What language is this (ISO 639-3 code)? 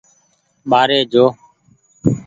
gig